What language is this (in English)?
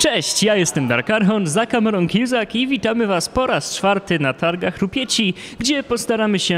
Polish